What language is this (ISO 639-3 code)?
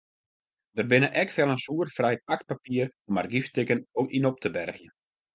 fry